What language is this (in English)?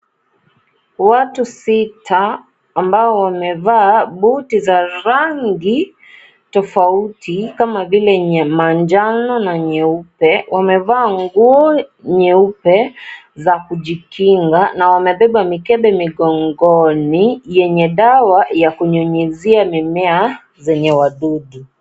Swahili